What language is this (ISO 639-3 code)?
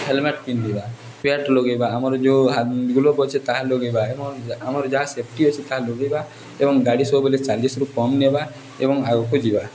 ori